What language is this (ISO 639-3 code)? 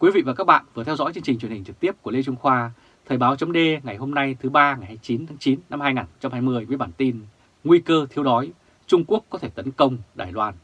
vie